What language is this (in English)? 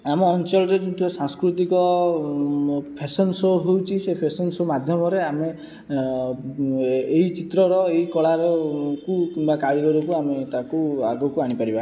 Odia